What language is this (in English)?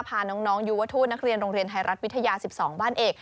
Thai